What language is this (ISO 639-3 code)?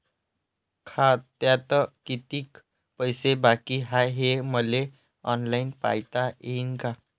mar